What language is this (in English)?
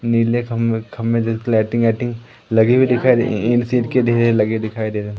Hindi